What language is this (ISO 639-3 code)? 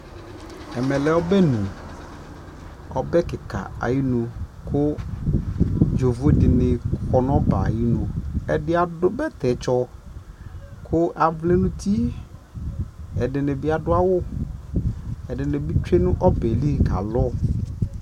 kpo